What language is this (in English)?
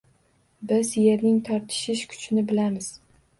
Uzbek